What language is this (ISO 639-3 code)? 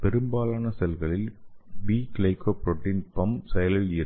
tam